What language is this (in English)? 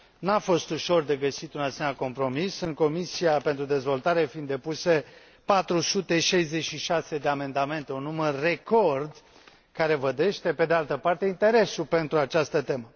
Romanian